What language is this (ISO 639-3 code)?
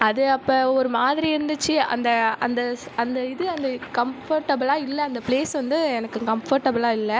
tam